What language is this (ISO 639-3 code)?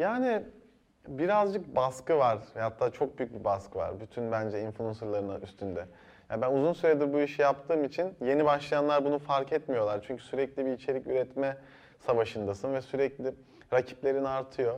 tur